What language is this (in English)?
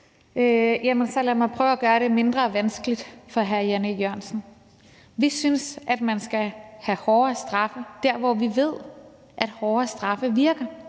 Danish